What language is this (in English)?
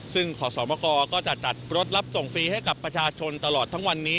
Thai